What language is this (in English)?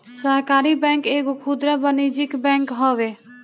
Bhojpuri